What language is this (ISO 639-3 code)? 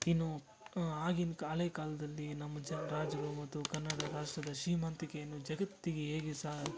kan